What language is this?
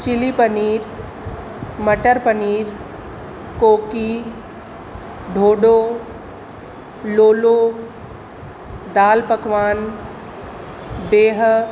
Sindhi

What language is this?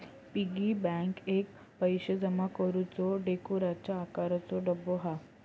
Marathi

